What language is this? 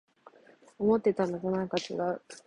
Japanese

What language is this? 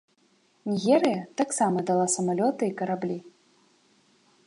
Belarusian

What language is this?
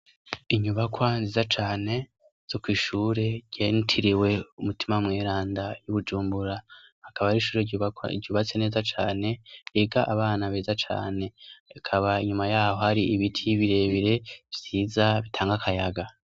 Rundi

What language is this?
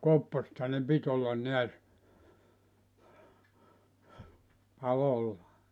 Finnish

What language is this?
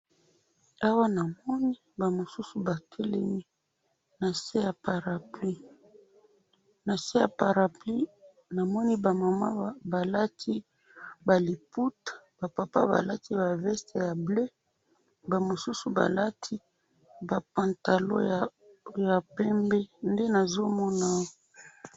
Lingala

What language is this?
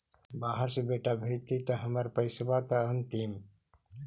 Magahi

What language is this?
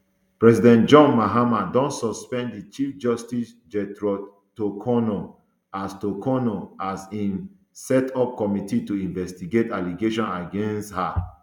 Nigerian Pidgin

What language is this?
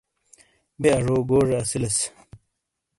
Shina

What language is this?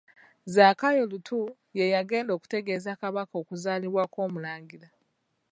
Ganda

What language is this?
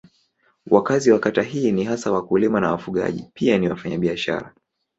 Swahili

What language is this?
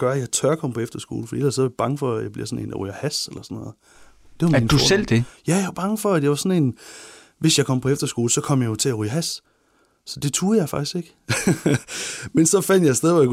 Danish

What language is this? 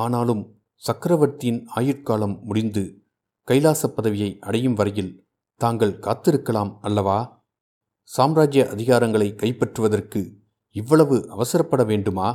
Tamil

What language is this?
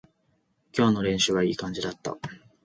Japanese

